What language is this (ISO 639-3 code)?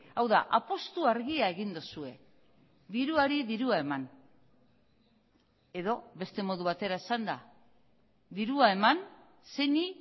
eus